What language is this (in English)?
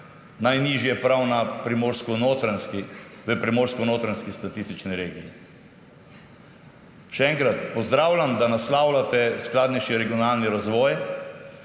Slovenian